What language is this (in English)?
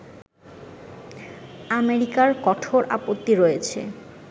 Bangla